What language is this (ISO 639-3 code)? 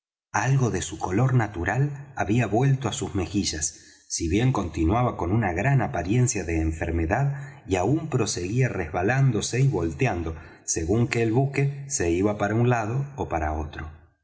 spa